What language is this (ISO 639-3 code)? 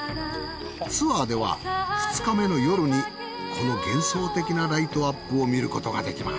jpn